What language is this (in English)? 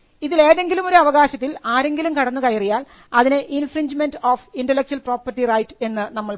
Malayalam